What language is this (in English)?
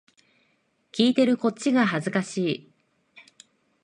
Japanese